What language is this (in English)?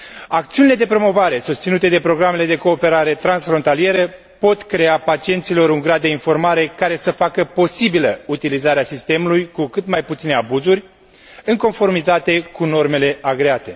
Romanian